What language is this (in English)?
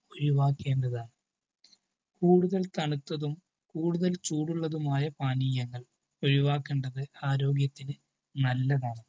Malayalam